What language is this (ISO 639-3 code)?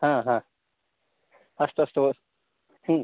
san